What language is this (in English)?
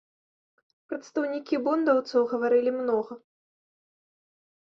Belarusian